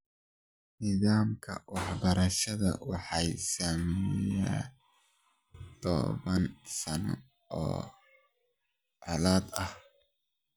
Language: Somali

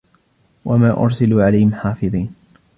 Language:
Arabic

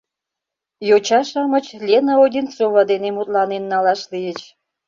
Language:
Mari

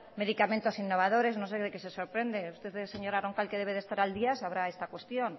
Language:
Spanish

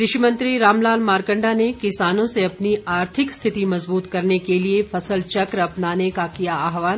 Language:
Hindi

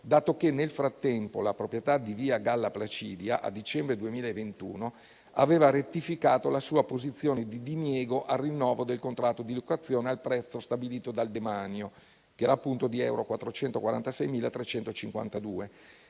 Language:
Italian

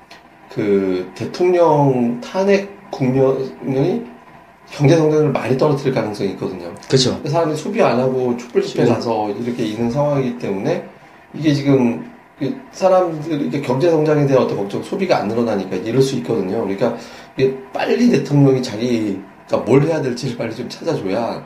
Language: Korean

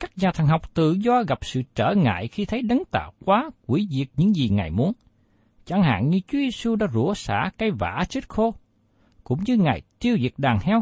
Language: Vietnamese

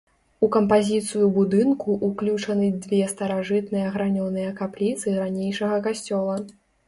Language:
Belarusian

